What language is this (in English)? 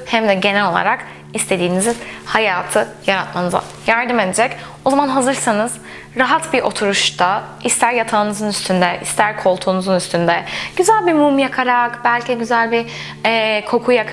Turkish